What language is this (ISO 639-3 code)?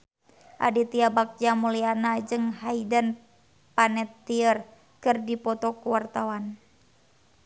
sun